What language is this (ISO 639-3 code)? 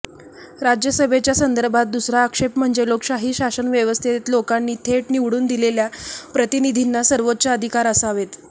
mar